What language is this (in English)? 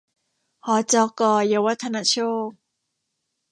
Thai